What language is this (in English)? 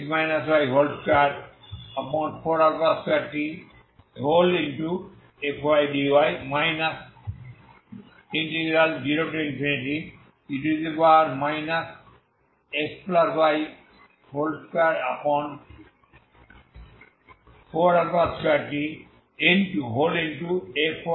Bangla